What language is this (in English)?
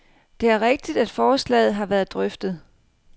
Danish